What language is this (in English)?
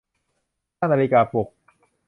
Thai